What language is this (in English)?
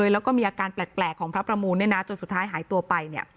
Thai